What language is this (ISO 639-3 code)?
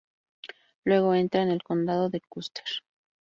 spa